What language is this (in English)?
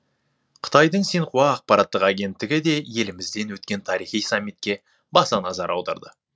Kazakh